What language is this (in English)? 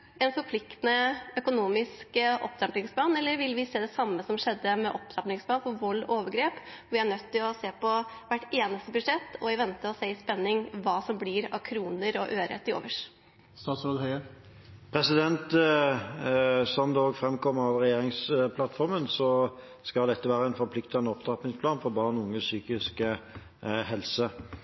Norwegian Bokmål